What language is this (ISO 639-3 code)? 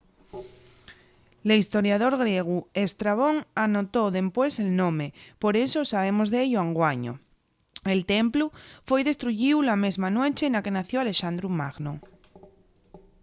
ast